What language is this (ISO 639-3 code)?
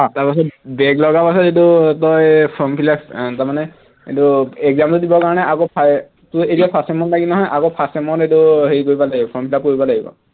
asm